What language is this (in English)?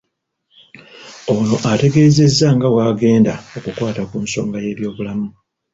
Ganda